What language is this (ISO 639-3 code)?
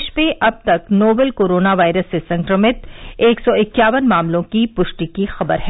hin